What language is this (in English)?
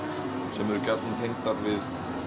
Icelandic